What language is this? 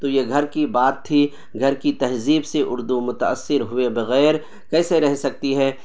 Urdu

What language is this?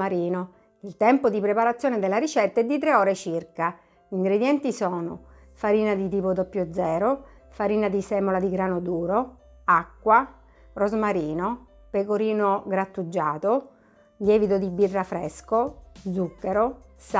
Italian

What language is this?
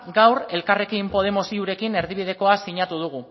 Basque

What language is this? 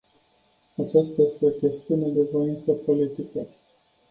Romanian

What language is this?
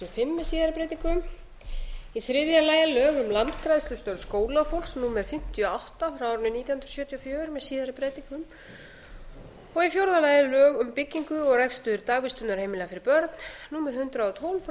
Icelandic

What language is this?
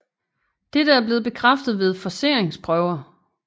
Danish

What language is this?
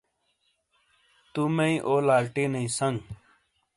Shina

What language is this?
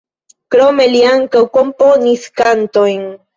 Esperanto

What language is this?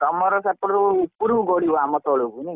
Odia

